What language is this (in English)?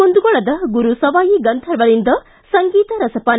Kannada